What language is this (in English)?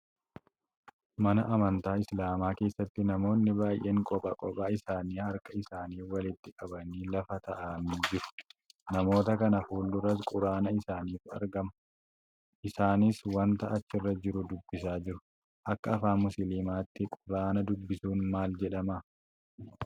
Oromo